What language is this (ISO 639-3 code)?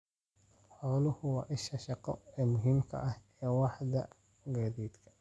som